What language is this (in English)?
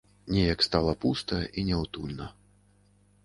Belarusian